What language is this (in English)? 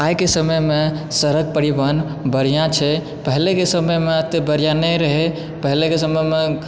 Maithili